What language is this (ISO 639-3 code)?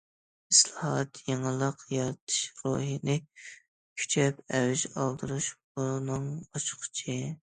uig